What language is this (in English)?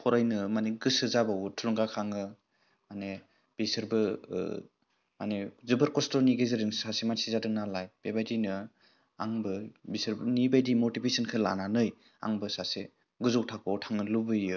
Bodo